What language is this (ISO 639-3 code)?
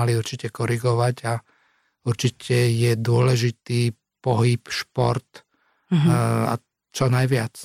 slk